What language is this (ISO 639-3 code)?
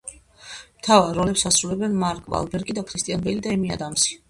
kat